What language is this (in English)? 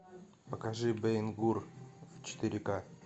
Russian